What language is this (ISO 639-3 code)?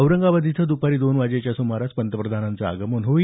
mar